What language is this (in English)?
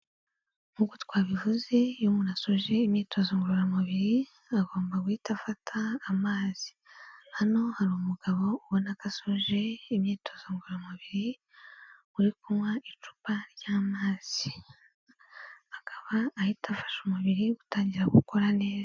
Kinyarwanda